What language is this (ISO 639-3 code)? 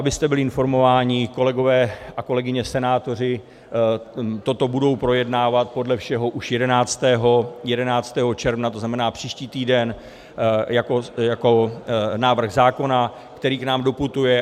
ces